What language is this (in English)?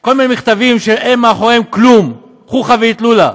Hebrew